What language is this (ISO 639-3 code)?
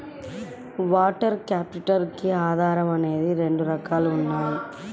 tel